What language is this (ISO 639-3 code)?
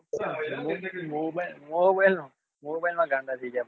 guj